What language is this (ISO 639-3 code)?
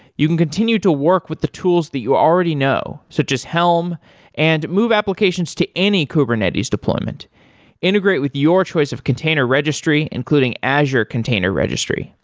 eng